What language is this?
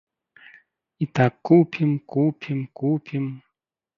Belarusian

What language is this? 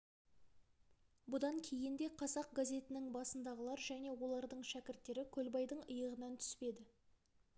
Kazakh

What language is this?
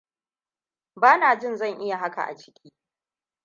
Hausa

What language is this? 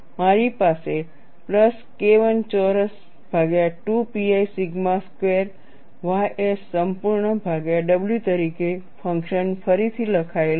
Gujarati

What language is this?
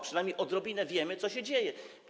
Polish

